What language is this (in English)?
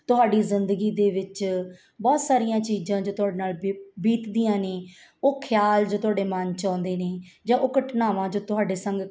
Punjabi